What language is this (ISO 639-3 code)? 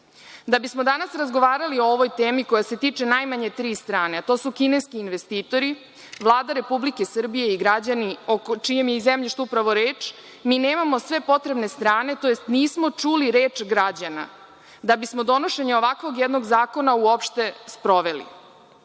srp